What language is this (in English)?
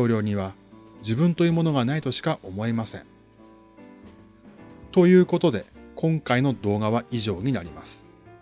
Japanese